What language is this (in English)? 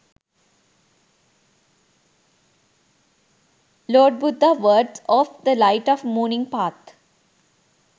Sinhala